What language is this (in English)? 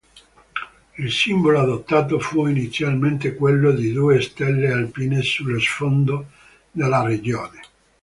Italian